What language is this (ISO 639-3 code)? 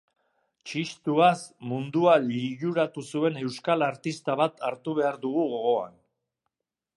eus